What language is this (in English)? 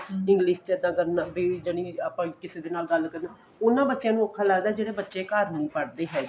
Punjabi